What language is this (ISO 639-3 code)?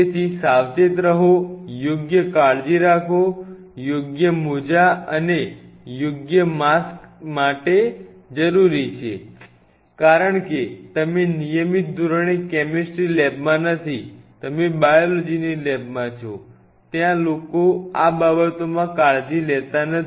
guj